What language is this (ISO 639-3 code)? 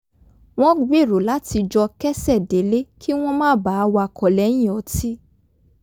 yor